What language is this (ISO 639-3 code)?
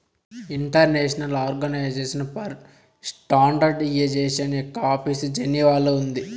tel